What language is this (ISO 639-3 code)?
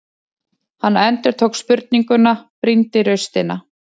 isl